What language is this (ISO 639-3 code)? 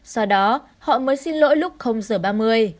vie